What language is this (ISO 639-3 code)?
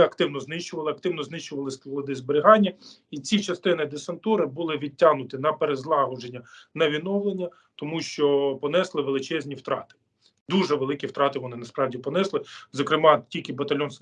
ukr